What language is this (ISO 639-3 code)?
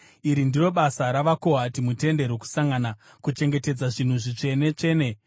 sna